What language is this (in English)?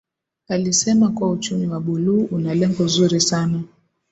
Swahili